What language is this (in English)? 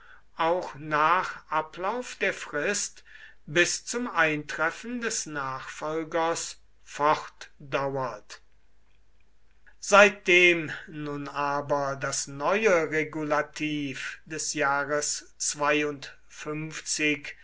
German